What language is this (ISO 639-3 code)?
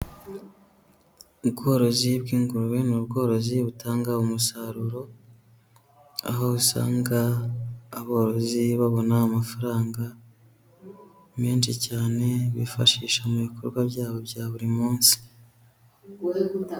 kin